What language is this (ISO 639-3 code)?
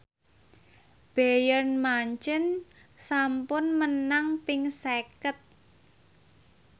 jav